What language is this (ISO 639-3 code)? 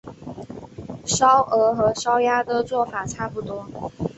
zho